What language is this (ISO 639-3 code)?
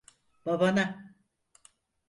tur